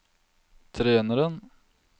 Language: Norwegian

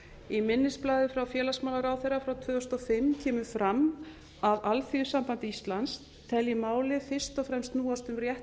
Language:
Icelandic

